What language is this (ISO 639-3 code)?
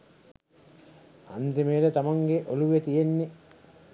sin